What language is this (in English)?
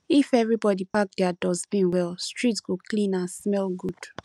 Nigerian Pidgin